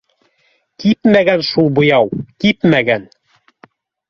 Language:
Bashkir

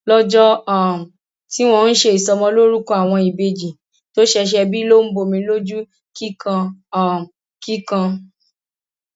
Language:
Yoruba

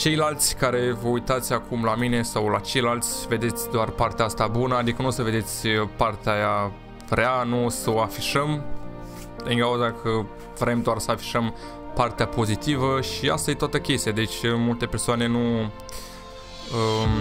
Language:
Romanian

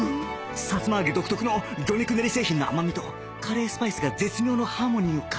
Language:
Japanese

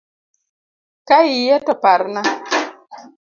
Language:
Luo (Kenya and Tanzania)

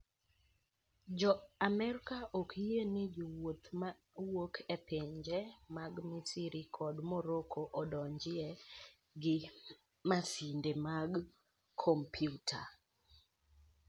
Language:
Luo (Kenya and Tanzania)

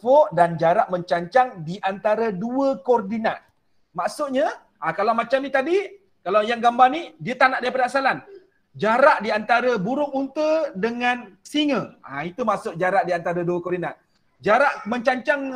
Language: Malay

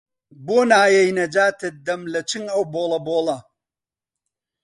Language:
Central Kurdish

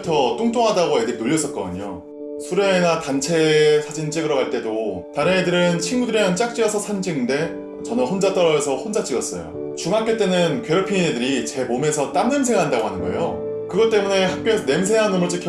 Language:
Korean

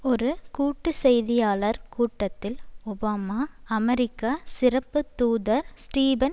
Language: Tamil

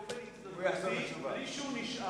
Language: Hebrew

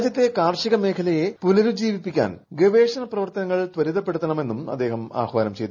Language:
Malayalam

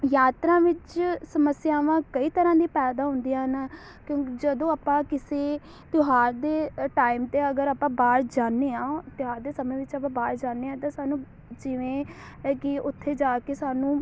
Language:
Punjabi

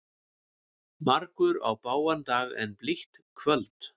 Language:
Icelandic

